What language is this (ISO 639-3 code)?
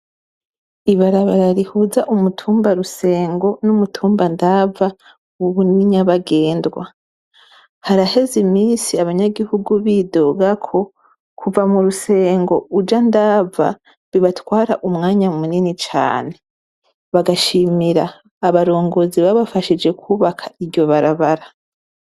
run